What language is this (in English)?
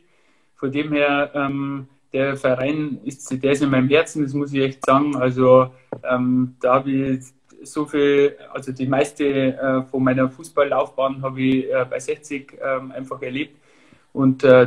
German